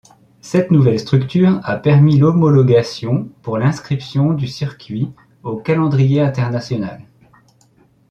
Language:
French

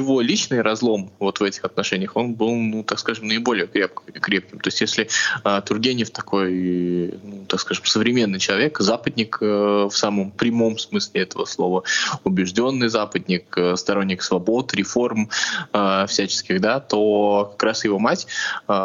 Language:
Russian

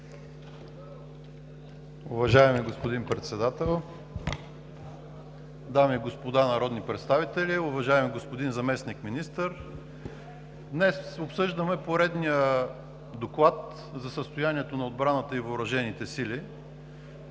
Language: Bulgarian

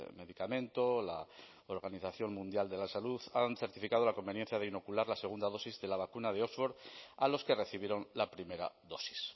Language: Spanish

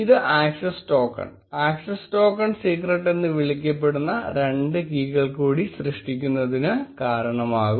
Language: Malayalam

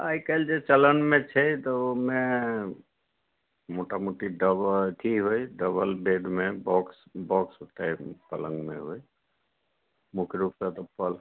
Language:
Maithili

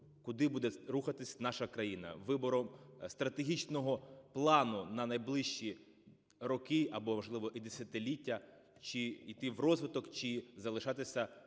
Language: Ukrainian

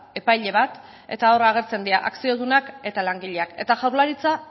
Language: Basque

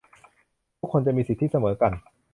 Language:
Thai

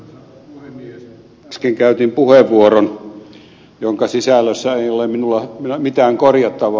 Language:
Finnish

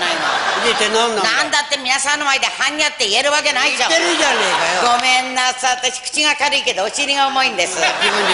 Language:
Japanese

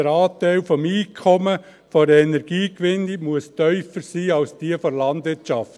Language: Swiss German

